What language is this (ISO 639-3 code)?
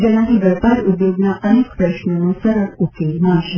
guj